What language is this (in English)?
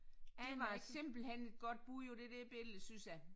Danish